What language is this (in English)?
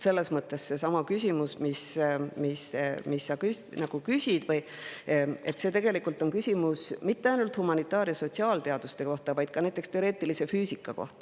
Estonian